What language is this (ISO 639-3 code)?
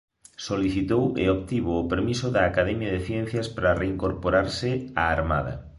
glg